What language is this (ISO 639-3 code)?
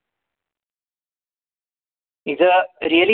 mar